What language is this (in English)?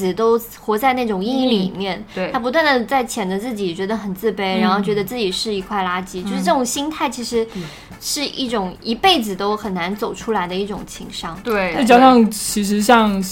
Chinese